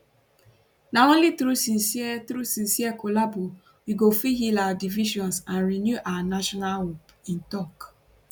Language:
Nigerian Pidgin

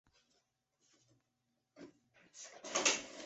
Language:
Chinese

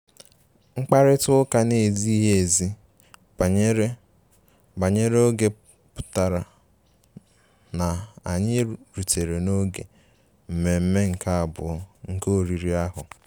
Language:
Igbo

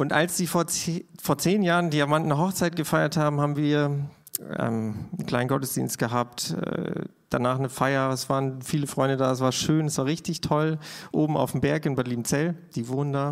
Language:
German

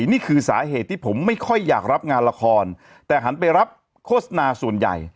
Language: Thai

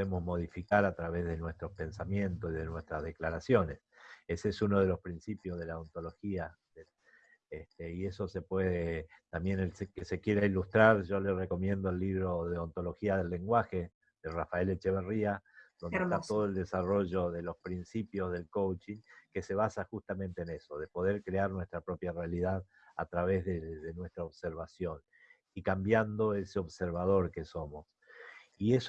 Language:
Spanish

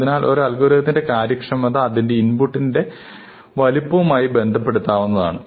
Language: Malayalam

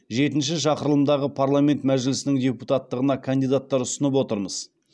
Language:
Kazakh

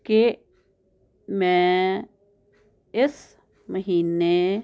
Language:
Punjabi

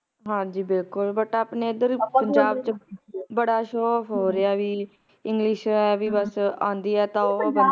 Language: Punjabi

